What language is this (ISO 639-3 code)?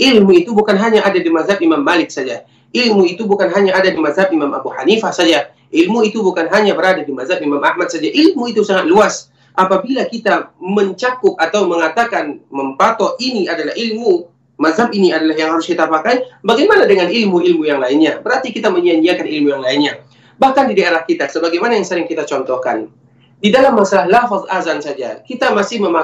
ind